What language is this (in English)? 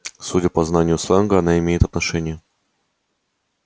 Russian